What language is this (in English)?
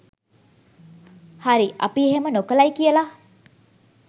Sinhala